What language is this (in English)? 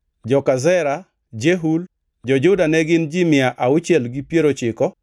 Luo (Kenya and Tanzania)